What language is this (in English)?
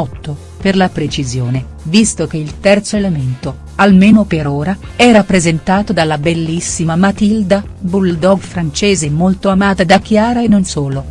Italian